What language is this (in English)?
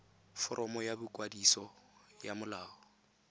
Tswana